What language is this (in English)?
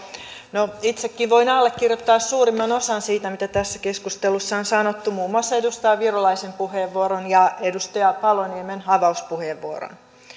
Finnish